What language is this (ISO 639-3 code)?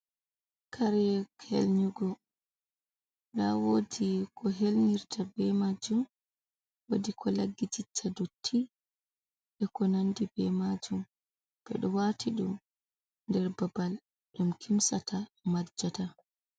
ful